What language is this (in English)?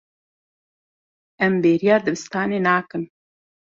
Kurdish